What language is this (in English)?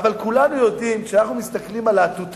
Hebrew